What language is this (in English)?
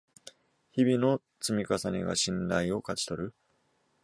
Japanese